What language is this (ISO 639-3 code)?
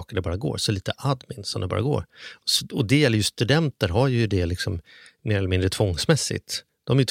swe